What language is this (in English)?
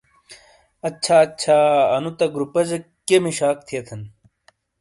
Shina